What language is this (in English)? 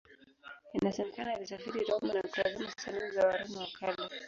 Swahili